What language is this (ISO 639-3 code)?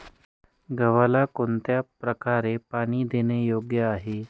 mar